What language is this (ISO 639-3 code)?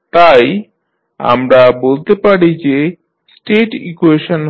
ben